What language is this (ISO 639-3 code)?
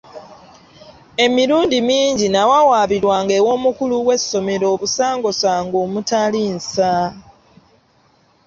lug